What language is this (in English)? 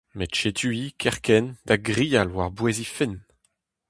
Breton